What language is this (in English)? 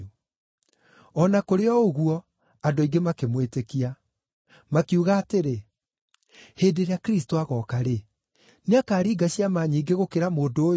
Kikuyu